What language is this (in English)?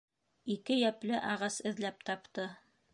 Bashkir